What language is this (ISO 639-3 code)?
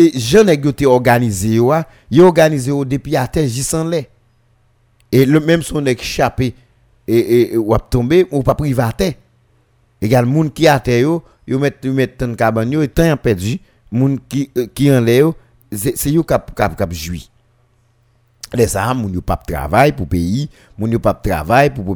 fra